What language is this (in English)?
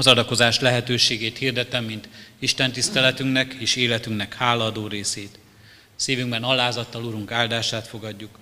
Hungarian